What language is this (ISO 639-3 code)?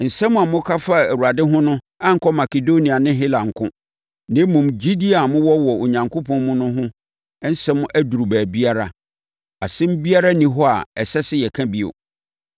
aka